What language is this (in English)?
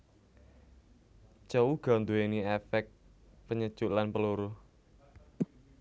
Javanese